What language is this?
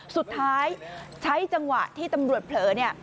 Thai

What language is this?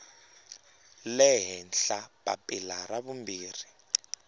Tsonga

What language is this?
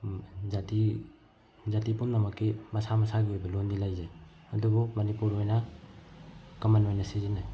Manipuri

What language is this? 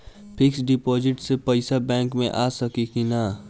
Bhojpuri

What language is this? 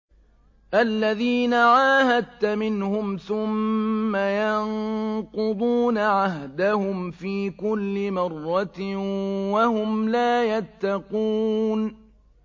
Arabic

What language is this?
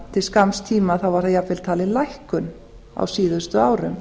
Icelandic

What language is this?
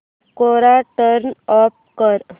Marathi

